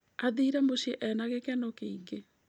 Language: Kikuyu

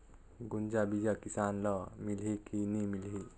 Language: Chhattisgarhi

